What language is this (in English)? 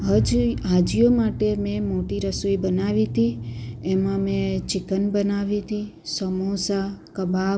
Gujarati